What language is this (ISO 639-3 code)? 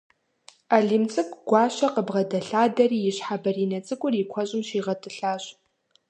kbd